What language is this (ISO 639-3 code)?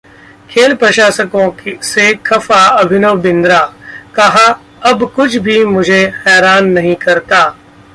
hin